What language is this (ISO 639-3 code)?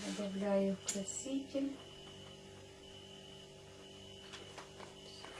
rus